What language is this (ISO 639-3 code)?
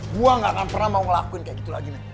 ind